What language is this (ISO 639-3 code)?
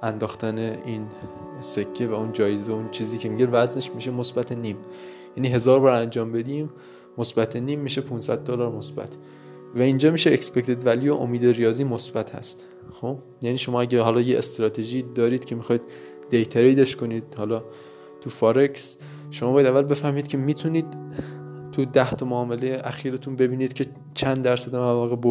fas